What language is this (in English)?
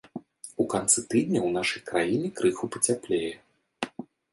Belarusian